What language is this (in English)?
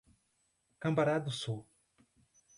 Portuguese